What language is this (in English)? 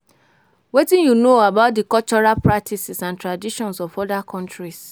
Nigerian Pidgin